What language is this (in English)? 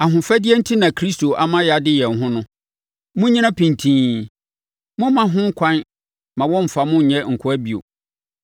Akan